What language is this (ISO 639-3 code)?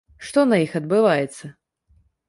bel